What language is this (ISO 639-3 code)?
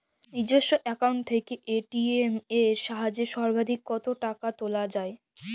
ben